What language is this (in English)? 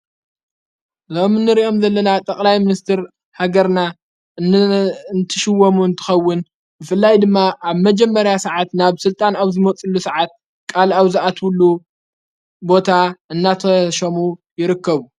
Tigrinya